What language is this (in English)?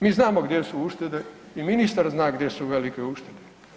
Croatian